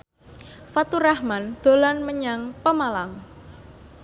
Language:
Javanese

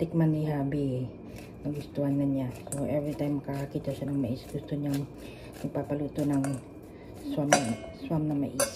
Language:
Filipino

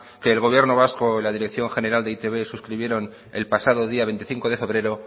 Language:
Spanish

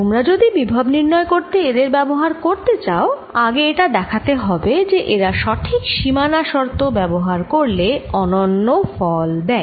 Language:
Bangla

